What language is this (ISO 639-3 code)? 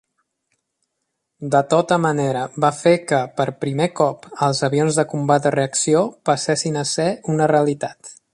cat